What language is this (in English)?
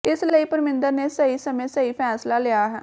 Punjabi